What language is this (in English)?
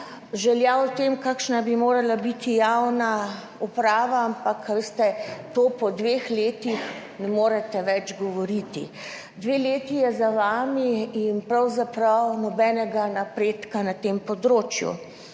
Slovenian